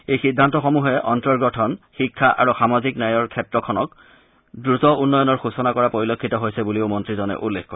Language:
Assamese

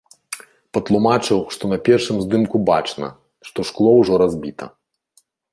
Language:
Belarusian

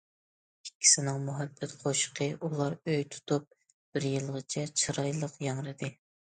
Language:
Uyghur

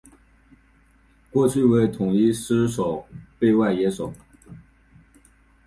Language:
Chinese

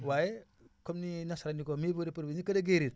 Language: Wolof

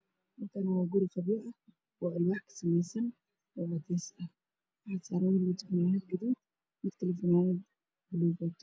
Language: Somali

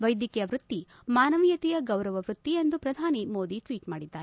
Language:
Kannada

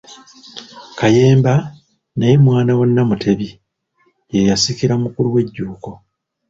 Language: Ganda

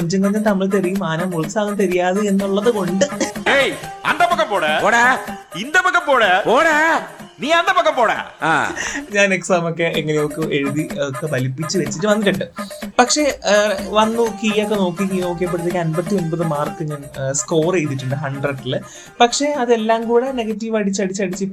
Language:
Malayalam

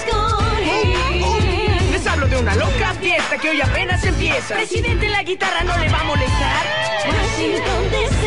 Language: Spanish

